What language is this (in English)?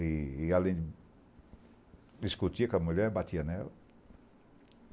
Portuguese